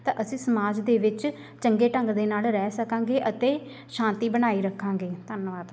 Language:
Punjabi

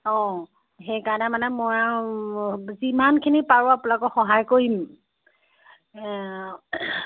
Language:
Assamese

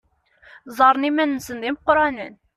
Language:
Kabyle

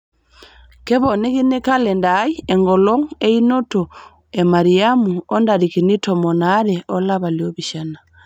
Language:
Masai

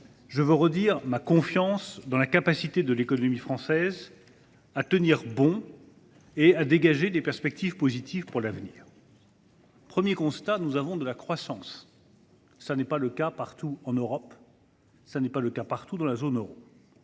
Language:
French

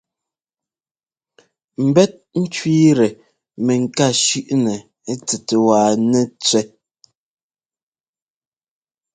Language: Ngomba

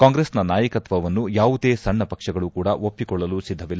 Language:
Kannada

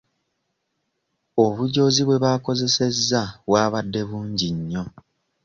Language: Ganda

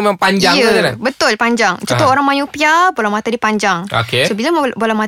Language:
Malay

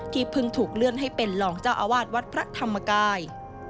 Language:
Thai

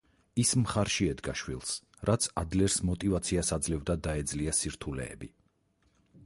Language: Georgian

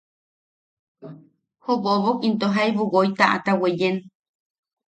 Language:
Yaqui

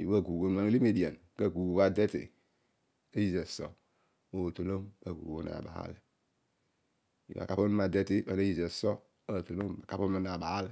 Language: Odual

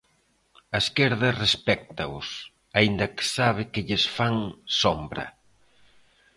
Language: Galician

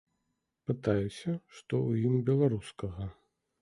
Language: Belarusian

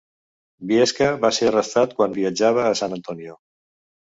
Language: Catalan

